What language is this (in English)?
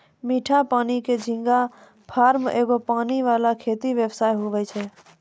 Maithili